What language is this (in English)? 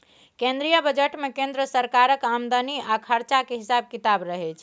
Maithili